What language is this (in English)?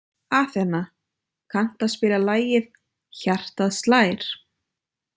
Icelandic